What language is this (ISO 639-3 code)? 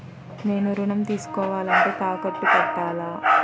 tel